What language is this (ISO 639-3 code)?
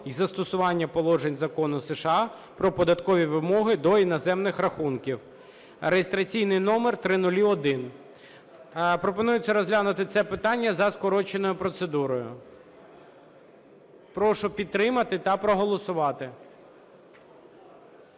ukr